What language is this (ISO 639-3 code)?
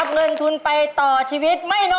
tha